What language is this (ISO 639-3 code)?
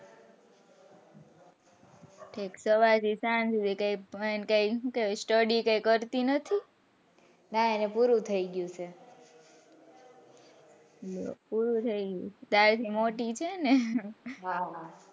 guj